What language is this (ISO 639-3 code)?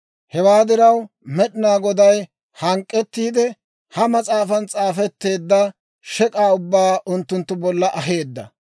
dwr